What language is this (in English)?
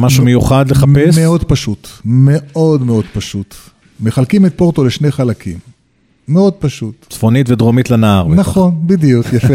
Hebrew